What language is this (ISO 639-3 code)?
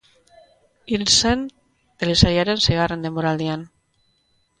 eus